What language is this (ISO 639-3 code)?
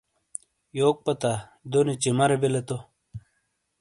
scl